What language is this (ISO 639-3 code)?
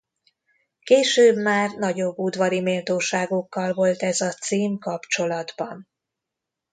hun